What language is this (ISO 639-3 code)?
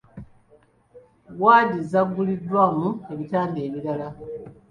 lug